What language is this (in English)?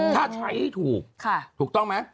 Thai